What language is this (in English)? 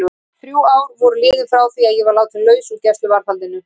Icelandic